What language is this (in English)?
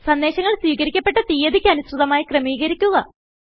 Malayalam